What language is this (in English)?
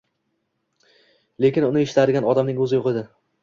Uzbek